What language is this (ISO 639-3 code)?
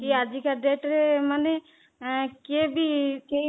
ori